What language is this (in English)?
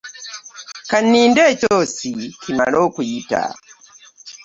Ganda